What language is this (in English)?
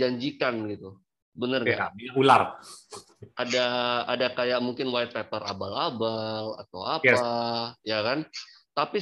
Indonesian